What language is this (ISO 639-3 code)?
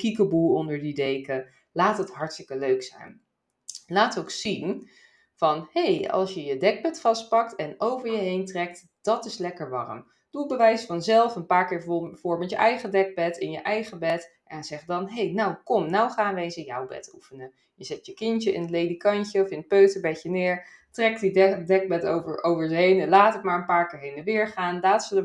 nld